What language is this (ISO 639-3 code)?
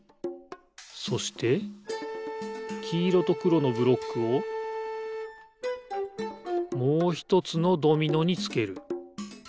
jpn